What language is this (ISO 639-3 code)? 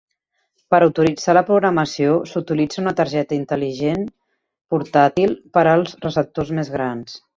cat